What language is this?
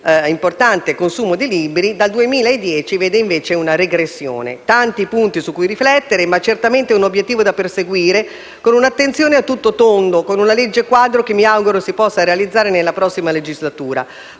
Italian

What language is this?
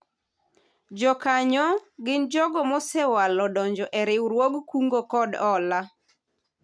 Luo (Kenya and Tanzania)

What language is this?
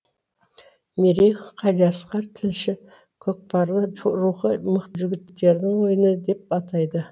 Kazakh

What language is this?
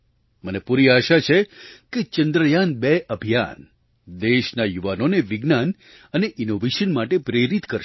Gujarati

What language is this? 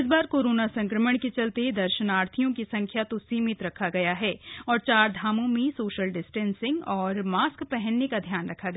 Hindi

